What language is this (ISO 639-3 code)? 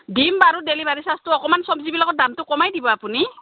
asm